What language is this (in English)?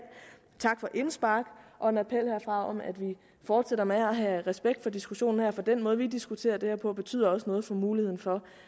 Danish